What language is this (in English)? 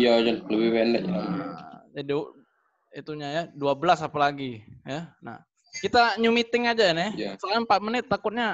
Indonesian